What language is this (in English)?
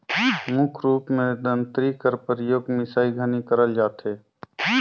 Chhattisgarhi